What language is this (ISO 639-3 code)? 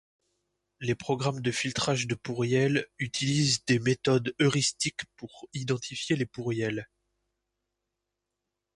fra